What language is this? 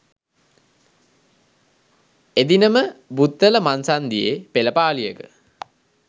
Sinhala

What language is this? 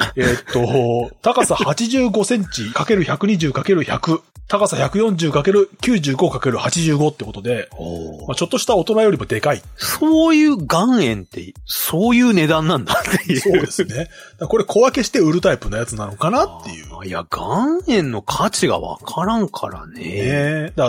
Japanese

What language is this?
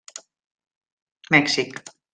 Catalan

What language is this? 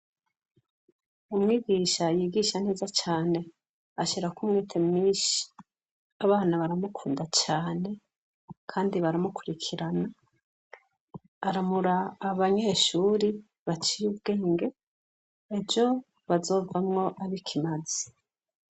Rundi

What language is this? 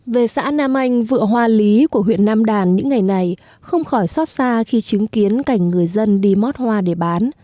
Vietnamese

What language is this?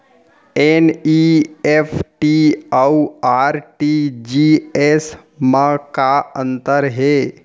Chhattisgarhi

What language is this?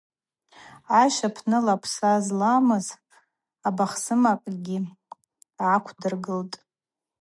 Abaza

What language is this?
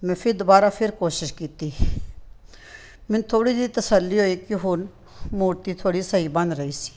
Punjabi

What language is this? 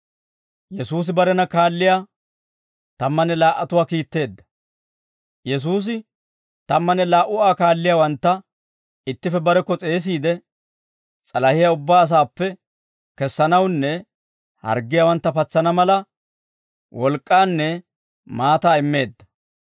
Dawro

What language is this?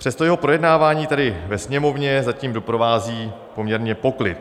Czech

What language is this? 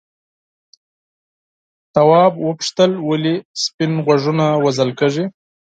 Pashto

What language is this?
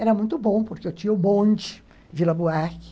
Portuguese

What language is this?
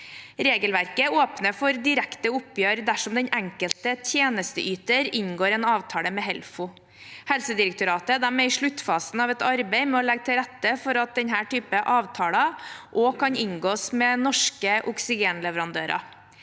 Norwegian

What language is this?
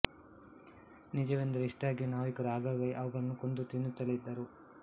Kannada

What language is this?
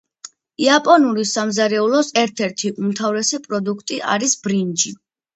Georgian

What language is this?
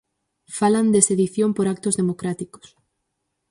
Galician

